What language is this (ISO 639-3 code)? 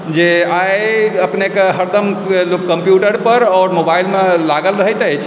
mai